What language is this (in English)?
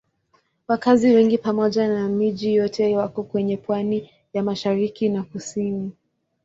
Swahili